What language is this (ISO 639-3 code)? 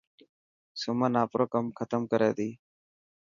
mki